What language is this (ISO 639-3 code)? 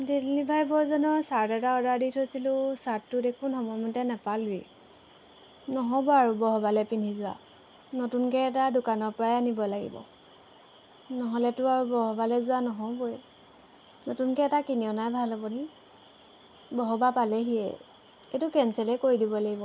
asm